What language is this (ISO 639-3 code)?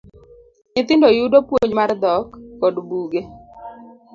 luo